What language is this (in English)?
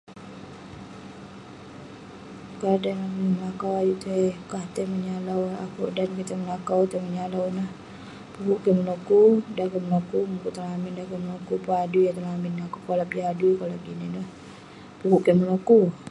Western Penan